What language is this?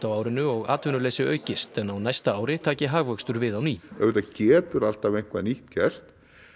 Icelandic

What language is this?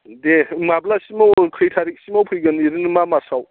Bodo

